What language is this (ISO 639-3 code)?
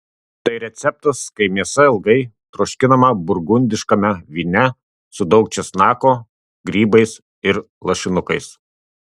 lit